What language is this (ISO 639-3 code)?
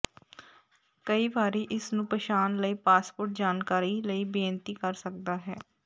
pan